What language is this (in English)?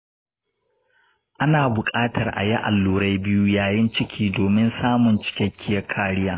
Hausa